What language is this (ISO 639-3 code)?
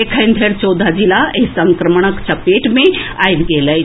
mai